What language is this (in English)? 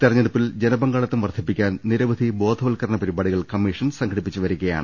Malayalam